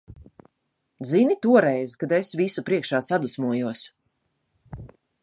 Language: Latvian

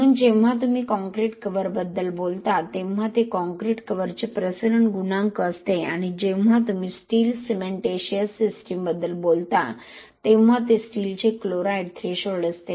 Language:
Marathi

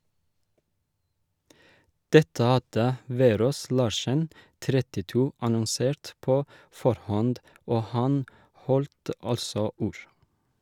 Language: Norwegian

